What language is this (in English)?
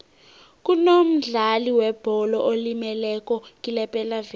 South Ndebele